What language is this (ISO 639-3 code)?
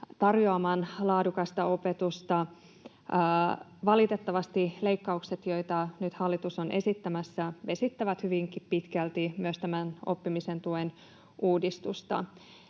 fin